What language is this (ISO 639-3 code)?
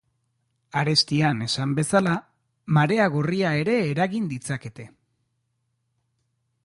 eus